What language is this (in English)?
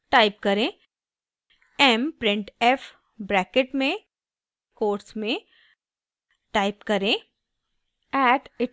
Hindi